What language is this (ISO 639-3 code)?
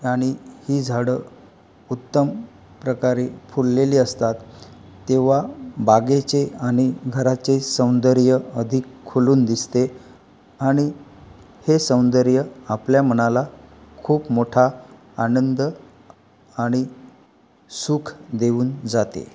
mar